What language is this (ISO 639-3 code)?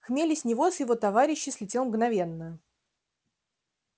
rus